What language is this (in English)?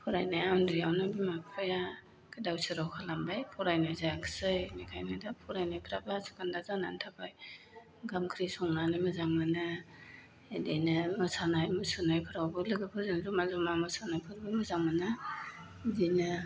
Bodo